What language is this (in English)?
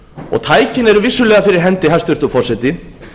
Icelandic